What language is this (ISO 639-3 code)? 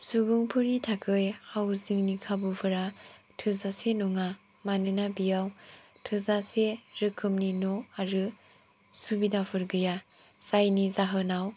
brx